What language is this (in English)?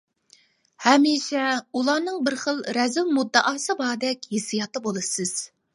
Uyghur